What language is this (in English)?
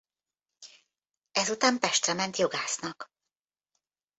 Hungarian